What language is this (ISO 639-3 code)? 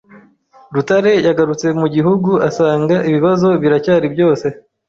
kin